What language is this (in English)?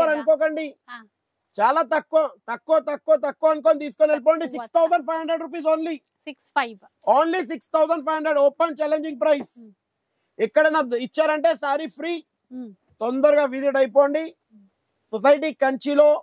Telugu